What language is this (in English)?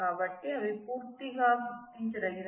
Telugu